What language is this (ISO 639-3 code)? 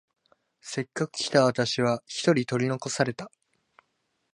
jpn